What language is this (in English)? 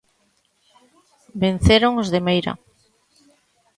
Galician